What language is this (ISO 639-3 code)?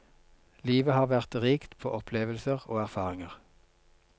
nor